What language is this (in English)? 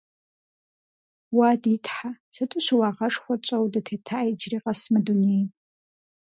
Kabardian